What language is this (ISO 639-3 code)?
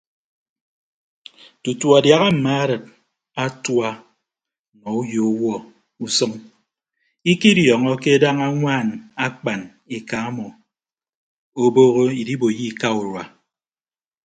ibb